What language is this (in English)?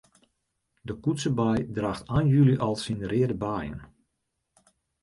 Western Frisian